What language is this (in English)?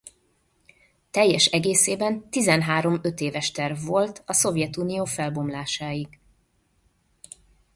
Hungarian